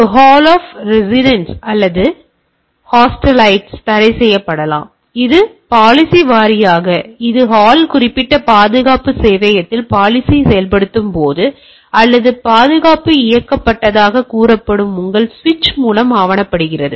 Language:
Tamil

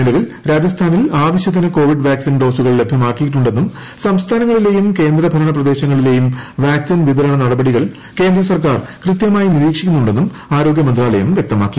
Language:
Malayalam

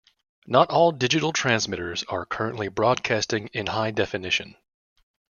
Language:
English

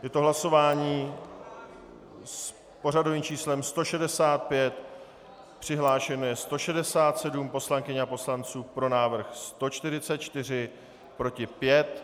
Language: Czech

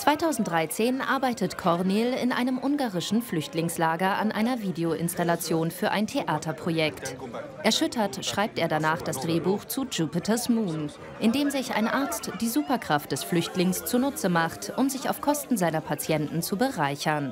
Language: German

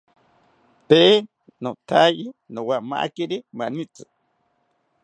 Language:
South Ucayali Ashéninka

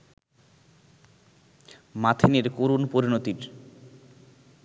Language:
Bangla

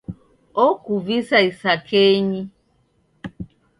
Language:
Taita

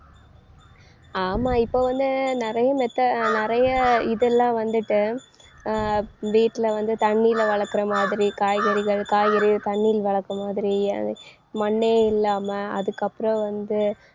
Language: Tamil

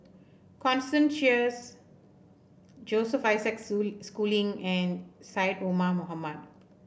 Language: English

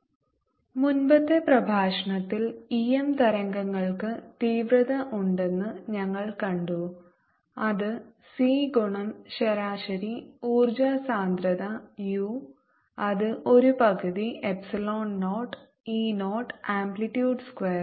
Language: Malayalam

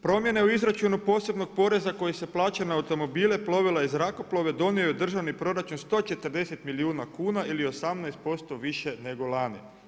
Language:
Croatian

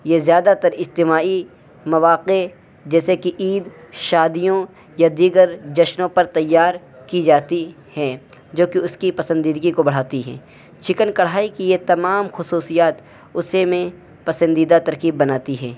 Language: Urdu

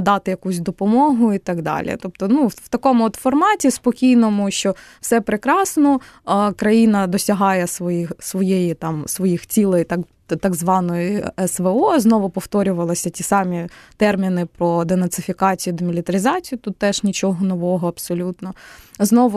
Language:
Ukrainian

